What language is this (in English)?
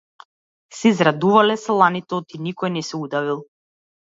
Macedonian